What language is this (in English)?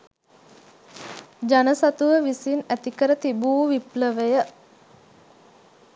Sinhala